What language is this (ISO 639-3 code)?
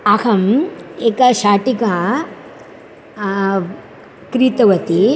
san